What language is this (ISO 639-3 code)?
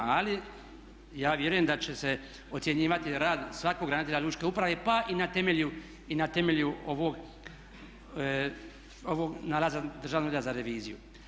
hrv